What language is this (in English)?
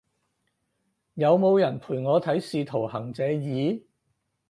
Cantonese